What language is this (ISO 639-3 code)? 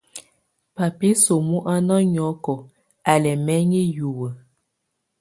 tvu